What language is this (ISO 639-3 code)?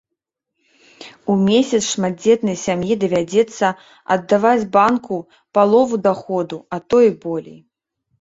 bel